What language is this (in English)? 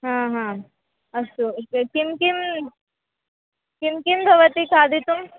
Sanskrit